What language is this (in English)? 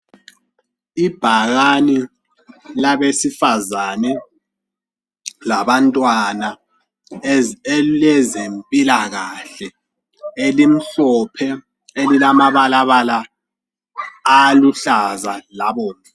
North Ndebele